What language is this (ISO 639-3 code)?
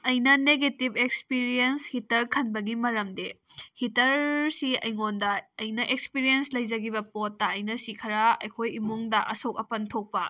mni